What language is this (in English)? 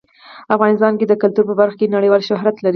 Pashto